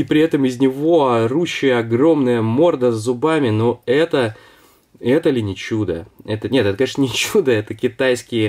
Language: Russian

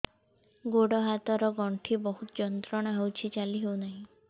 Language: Odia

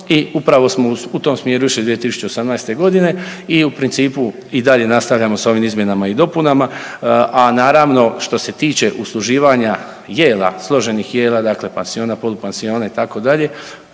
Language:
Croatian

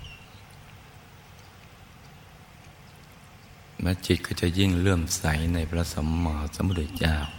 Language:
Thai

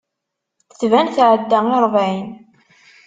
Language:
Kabyle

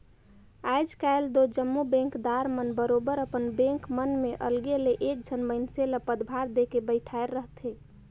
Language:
Chhattisgarhi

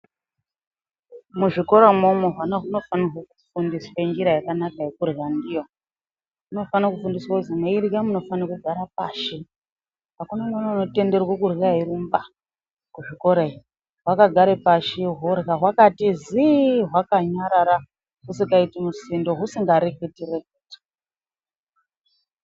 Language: Ndau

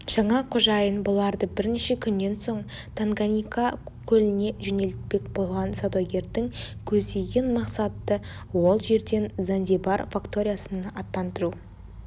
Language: Kazakh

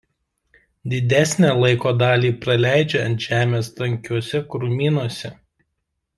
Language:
Lithuanian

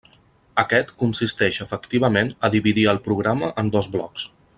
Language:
Catalan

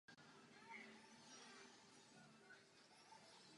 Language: Czech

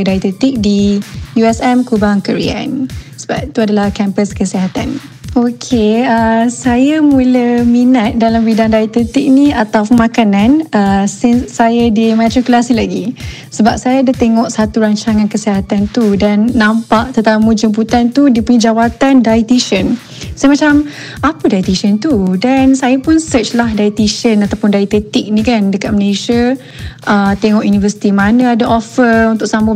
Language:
Malay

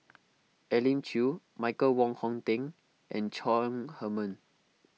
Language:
English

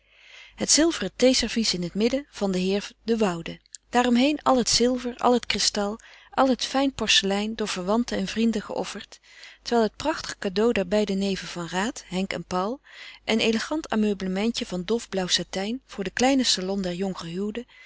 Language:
Dutch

